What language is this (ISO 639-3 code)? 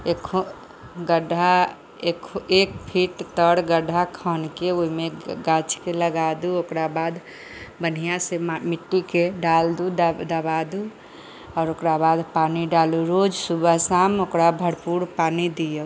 mai